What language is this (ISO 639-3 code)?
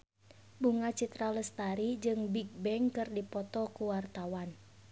sun